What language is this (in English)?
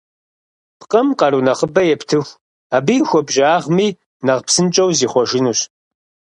Kabardian